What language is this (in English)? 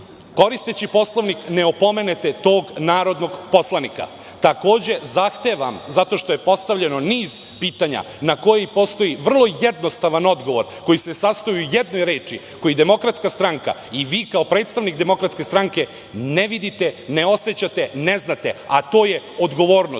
Serbian